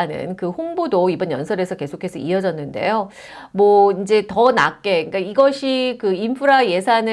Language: Korean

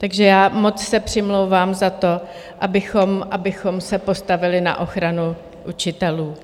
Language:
Czech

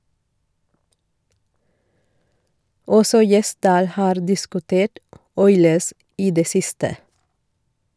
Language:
Norwegian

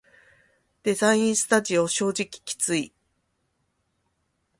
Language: Japanese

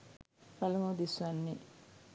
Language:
Sinhala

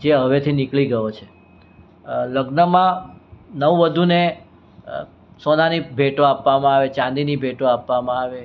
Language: Gujarati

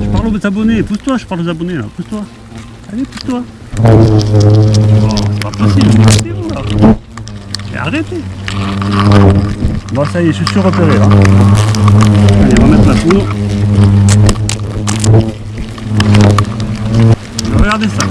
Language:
French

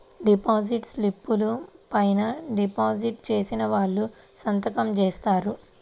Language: Telugu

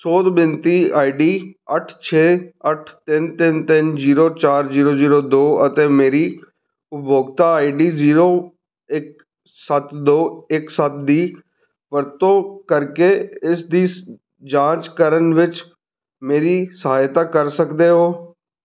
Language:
Punjabi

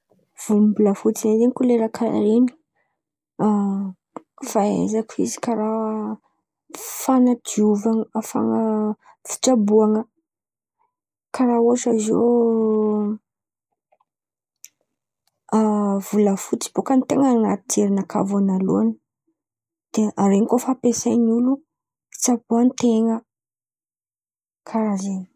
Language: Antankarana Malagasy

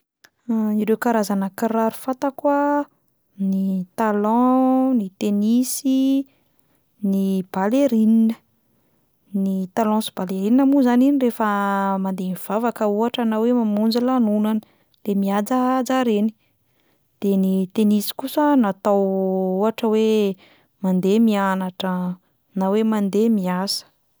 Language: Malagasy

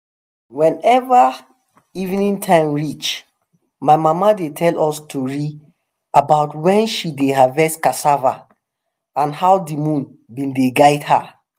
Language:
Nigerian Pidgin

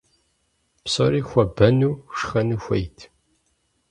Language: Kabardian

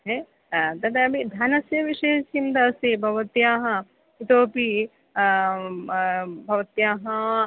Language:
Sanskrit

